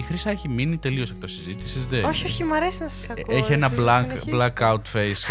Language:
Greek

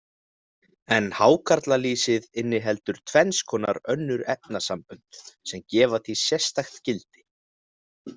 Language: Icelandic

